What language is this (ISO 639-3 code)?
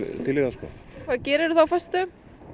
isl